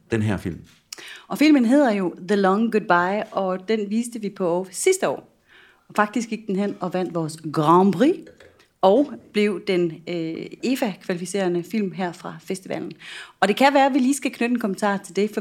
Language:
Danish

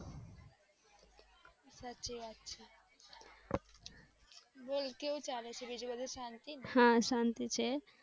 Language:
Gujarati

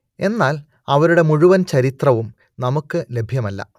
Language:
Malayalam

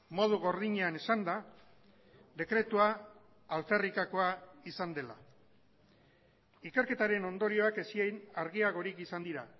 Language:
Basque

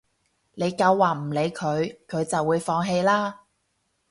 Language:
Cantonese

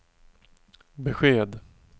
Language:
Swedish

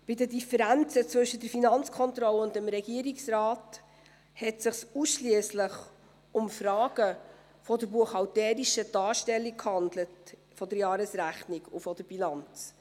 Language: Swiss German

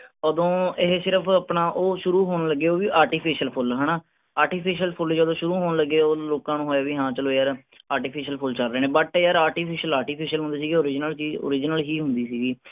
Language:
Punjabi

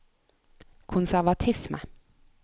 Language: Norwegian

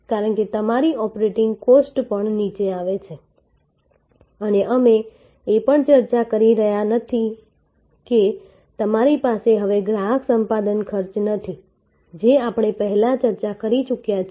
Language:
Gujarati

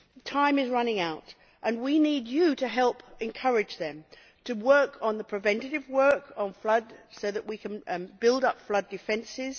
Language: English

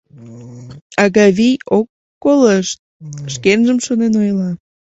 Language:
Mari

